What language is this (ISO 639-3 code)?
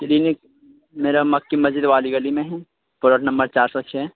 urd